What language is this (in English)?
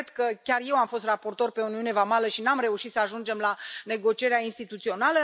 Romanian